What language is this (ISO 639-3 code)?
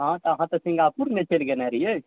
mai